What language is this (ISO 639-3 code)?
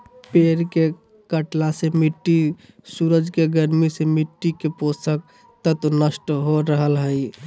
mag